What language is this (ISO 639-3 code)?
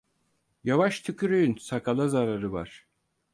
tur